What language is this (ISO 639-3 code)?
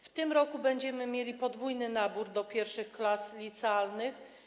pol